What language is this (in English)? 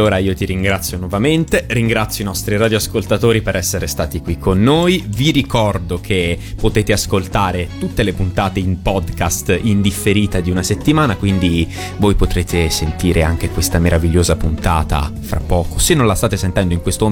Italian